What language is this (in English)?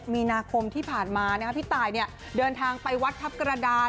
Thai